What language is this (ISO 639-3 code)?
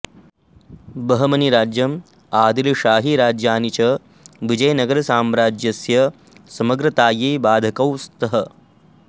san